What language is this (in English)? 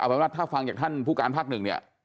Thai